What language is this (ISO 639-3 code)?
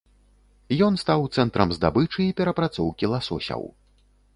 bel